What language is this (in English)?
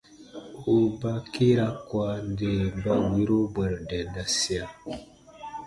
Baatonum